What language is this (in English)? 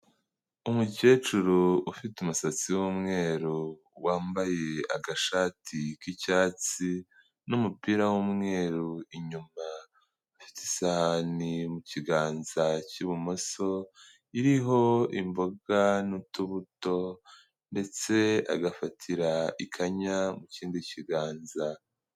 Kinyarwanda